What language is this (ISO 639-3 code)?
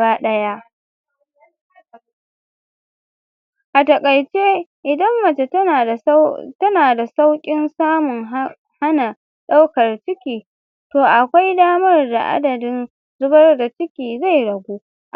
hau